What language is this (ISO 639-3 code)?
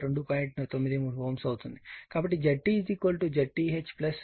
tel